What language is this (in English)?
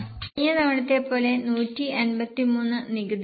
Malayalam